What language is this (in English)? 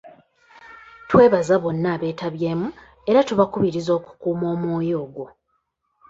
Ganda